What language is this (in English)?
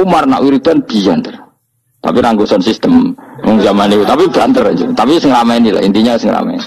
Indonesian